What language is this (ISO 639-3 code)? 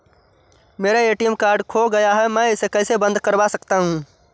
hin